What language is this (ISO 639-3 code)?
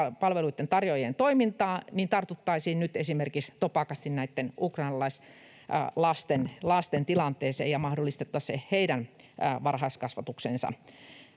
fin